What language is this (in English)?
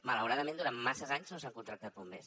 Catalan